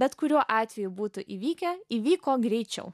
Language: Lithuanian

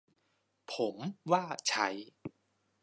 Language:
Thai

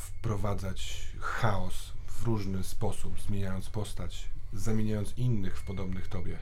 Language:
Polish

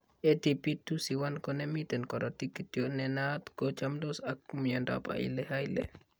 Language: Kalenjin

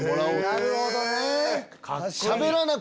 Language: Japanese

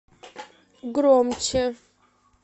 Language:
Russian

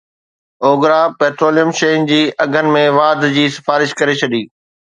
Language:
Sindhi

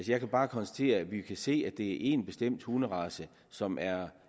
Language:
Danish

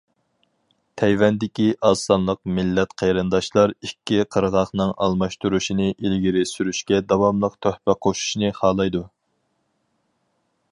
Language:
Uyghur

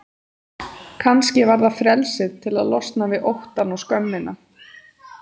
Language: Icelandic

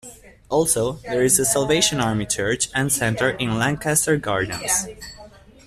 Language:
English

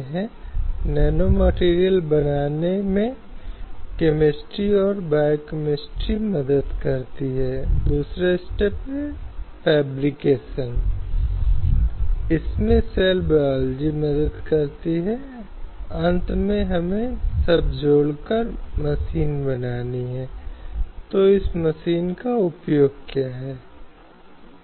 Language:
Hindi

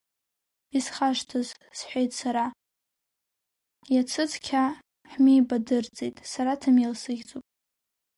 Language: Abkhazian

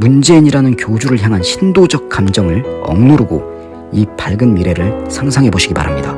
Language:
Korean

